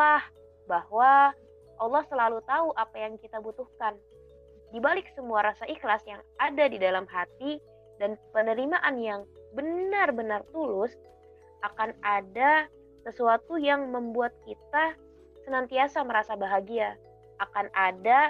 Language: Indonesian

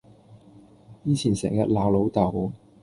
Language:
Cantonese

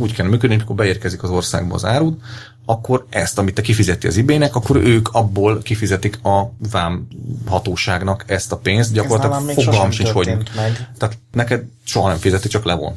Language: Hungarian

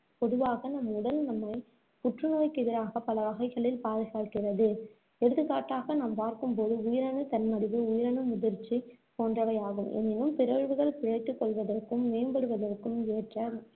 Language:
Tamil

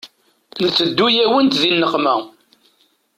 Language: Kabyle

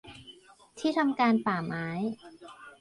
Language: Thai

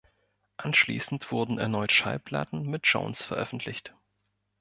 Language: German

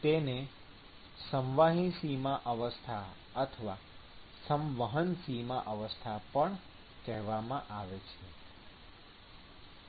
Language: Gujarati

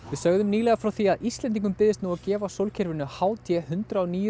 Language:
Icelandic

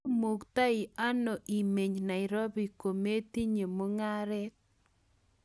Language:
Kalenjin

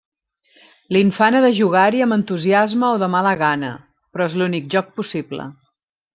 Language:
Catalan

